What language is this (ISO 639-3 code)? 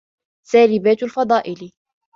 ara